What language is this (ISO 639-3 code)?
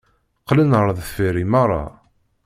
kab